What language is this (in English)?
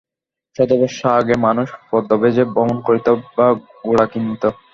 Bangla